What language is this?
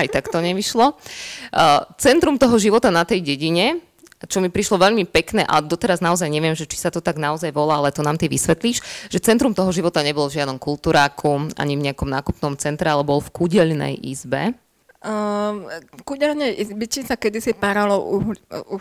Slovak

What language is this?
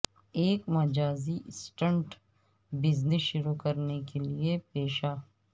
Urdu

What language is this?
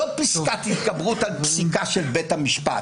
Hebrew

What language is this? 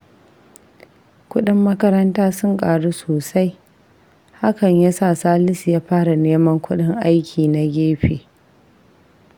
Hausa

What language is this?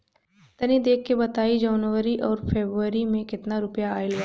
Bhojpuri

